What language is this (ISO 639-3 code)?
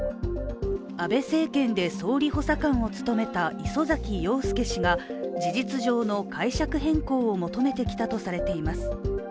jpn